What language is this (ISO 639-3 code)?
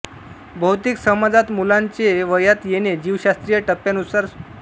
mar